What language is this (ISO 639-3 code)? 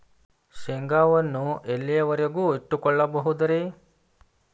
kan